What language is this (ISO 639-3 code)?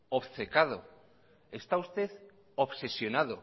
spa